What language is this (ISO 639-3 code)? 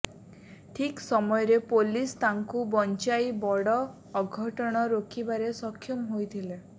ori